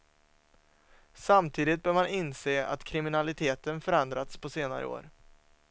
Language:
Swedish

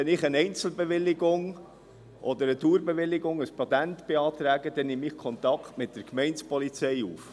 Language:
Swiss German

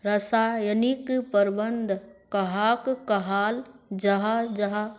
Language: Magahi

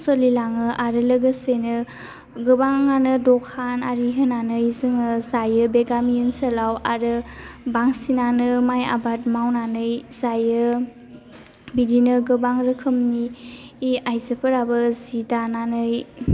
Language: Bodo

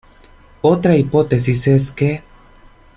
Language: Spanish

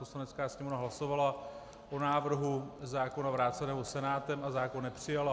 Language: Czech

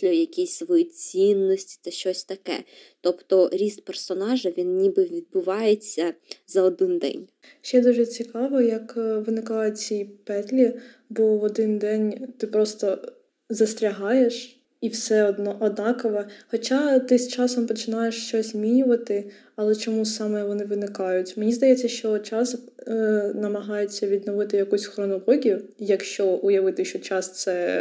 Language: Ukrainian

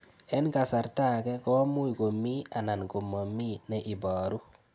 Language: Kalenjin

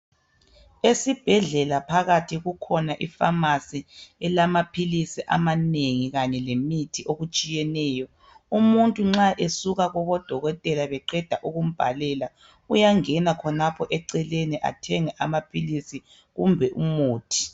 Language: North Ndebele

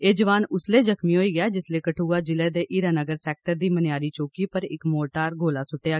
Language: Dogri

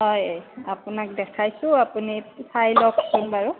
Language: Assamese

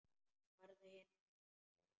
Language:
Icelandic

